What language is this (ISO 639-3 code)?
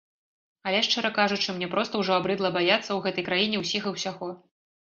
bel